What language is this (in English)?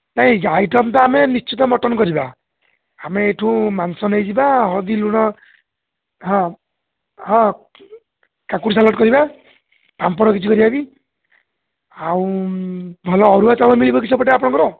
Odia